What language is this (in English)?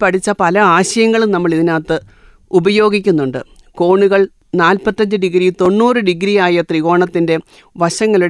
Malayalam